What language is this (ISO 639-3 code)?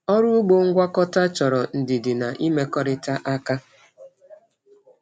ibo